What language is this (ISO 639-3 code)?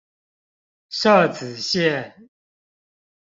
zho